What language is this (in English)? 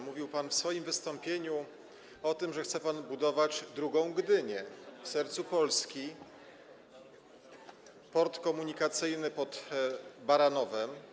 Polish